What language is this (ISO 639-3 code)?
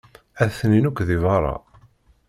kab